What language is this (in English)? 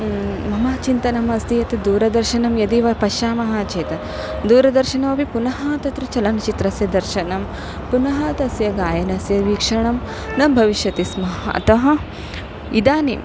Sanskrit